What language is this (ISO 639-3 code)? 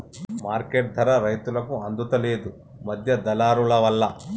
tel